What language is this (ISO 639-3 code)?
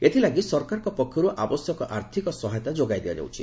ori